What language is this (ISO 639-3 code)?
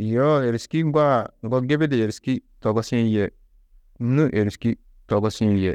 tuq